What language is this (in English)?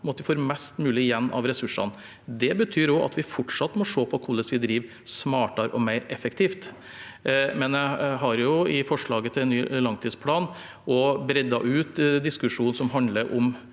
Norwegian